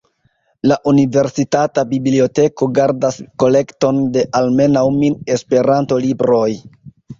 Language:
Esperanto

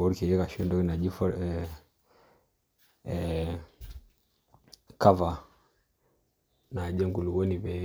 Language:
Masai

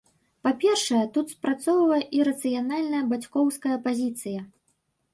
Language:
Belarusian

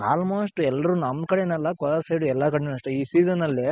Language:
Kannada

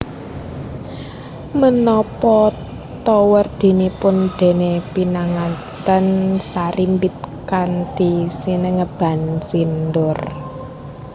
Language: Javanese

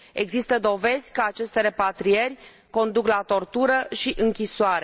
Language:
Romanian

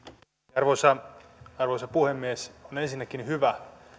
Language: Finnish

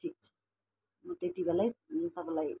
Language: Nepali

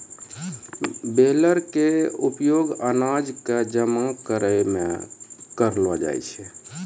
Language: Maithili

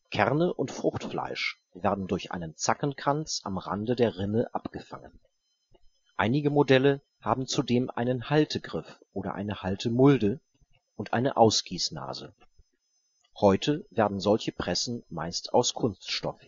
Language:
German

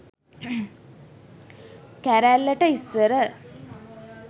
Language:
Sinhala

